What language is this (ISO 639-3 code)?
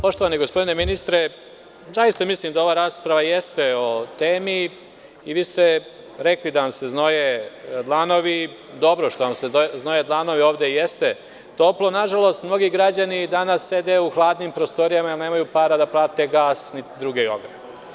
srp